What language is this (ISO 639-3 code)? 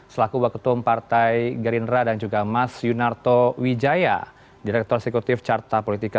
ind